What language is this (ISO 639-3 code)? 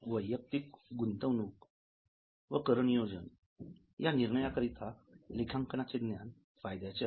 mar